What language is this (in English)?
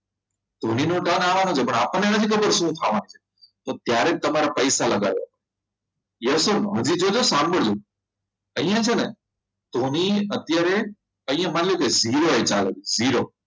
Gujarati